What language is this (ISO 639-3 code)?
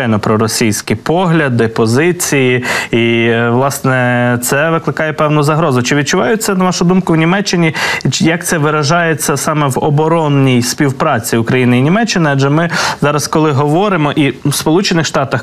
ukr